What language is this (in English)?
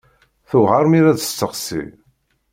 Kabyle